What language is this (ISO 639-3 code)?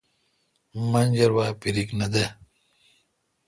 xka